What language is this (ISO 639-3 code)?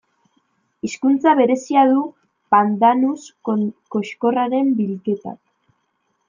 eus